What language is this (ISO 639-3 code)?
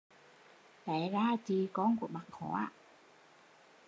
vie